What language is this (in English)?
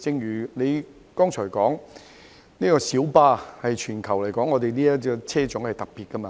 Cantonese